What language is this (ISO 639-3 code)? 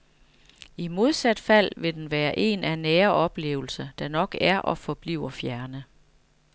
dan